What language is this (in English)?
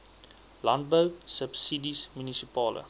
Afrikaans